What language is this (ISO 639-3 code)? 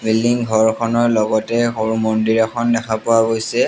asm